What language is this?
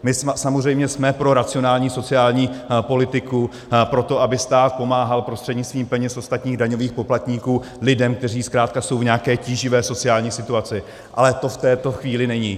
Czech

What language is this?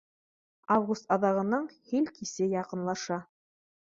Bashkir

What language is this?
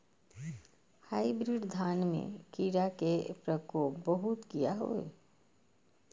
Maithili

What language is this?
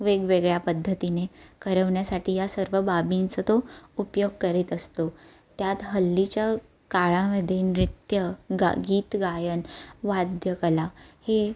Marathi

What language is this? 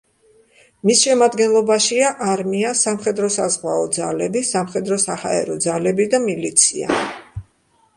Georgian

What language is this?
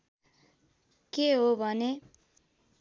Nepali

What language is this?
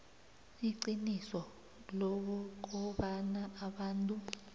South Ndebele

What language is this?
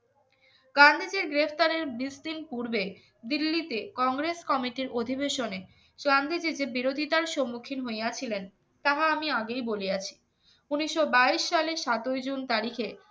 Bangla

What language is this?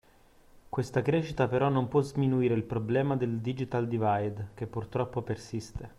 Italian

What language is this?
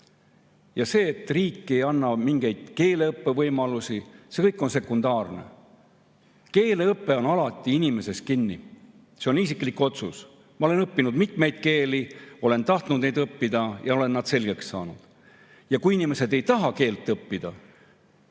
Estonian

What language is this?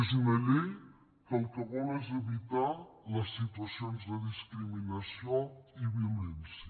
Catalan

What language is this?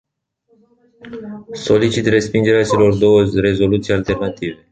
Romanian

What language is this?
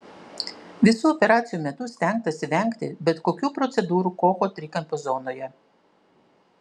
Lithuanian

